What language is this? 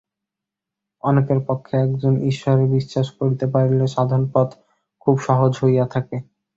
Bangla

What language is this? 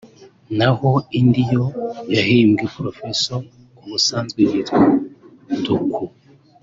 Kinyarwanda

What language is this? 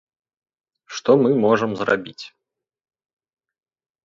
Belarusian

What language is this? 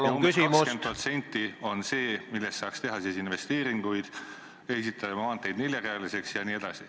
Estonian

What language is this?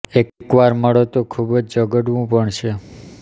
Gujarati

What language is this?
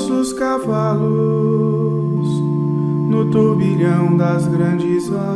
Portuguese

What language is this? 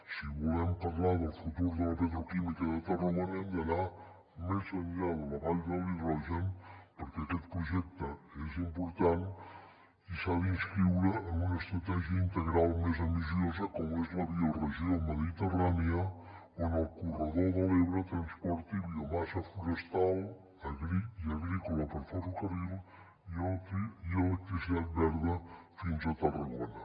Catalan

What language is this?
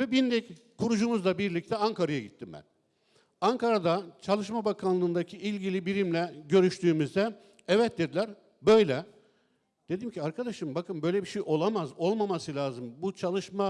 Turkish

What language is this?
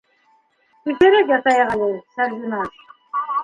Bashkir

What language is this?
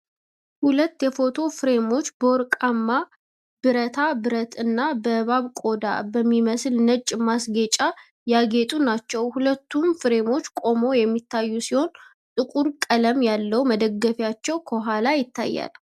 Amharic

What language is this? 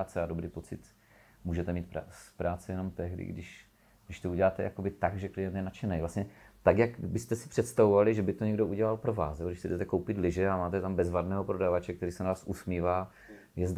Czech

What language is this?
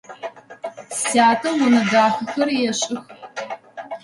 Adyghe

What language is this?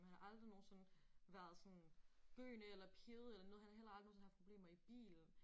Danish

